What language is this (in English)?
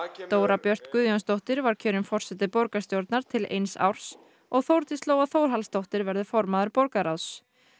Icelandic